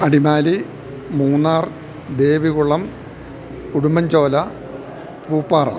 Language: Malayalam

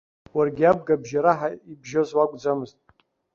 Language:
Abkhazian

